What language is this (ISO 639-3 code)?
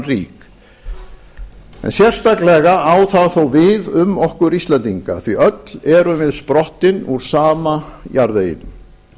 isl